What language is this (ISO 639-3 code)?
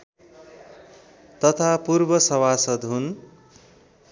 nep